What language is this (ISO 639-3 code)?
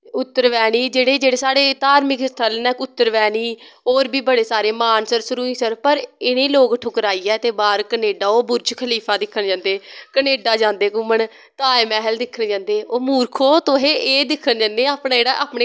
doi